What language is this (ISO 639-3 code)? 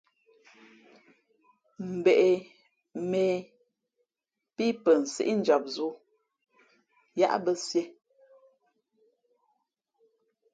fmp